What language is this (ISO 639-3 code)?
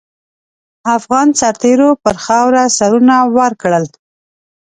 pus